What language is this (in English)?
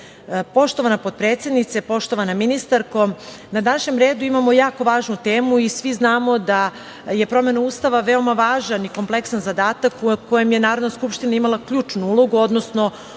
Serbian